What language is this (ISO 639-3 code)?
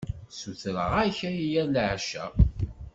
kab